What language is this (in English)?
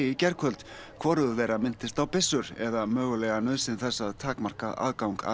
Icelandic